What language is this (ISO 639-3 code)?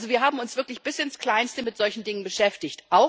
deu